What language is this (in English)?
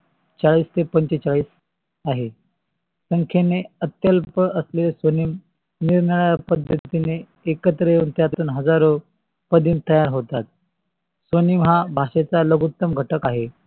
Marathi